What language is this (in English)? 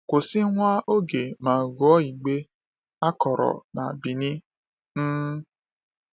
Igbo